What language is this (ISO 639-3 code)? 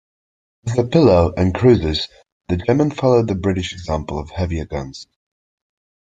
eng